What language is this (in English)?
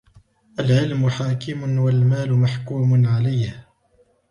Arabic